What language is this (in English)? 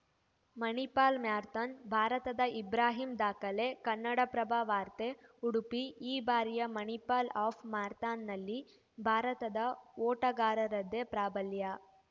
Kannada